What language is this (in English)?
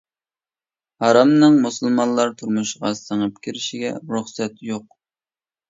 Uyghur